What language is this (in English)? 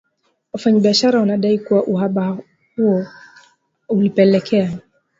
Swahili